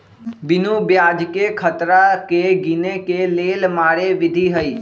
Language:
Magahi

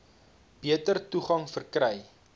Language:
Afrikaans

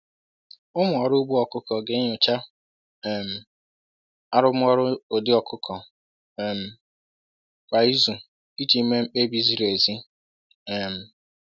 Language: Igbo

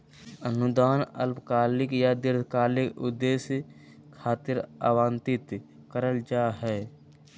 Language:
Magahi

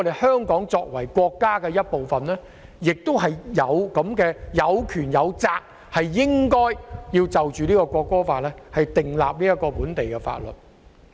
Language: Cantonese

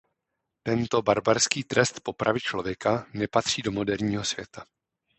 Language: Czech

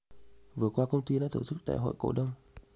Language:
Vietnamese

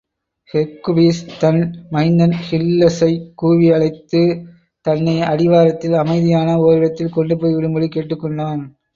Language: Tamil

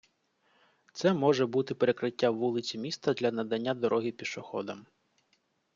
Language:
Ukrainian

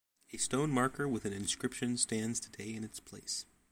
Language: English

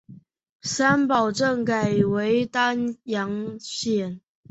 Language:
Chinese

